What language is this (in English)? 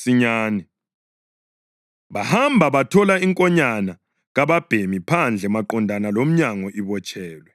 North Ndebele